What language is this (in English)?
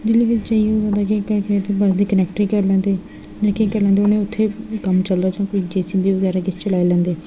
Dogri